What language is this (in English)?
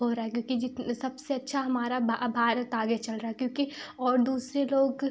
Hindi